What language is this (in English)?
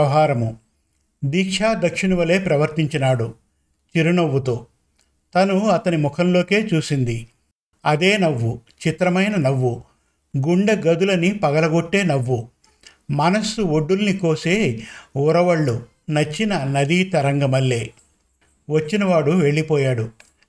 Telugu